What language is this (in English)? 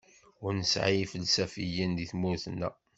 Kabyle